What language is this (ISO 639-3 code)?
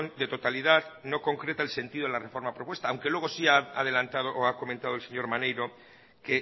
spa